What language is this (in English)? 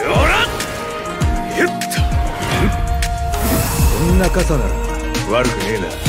Japanese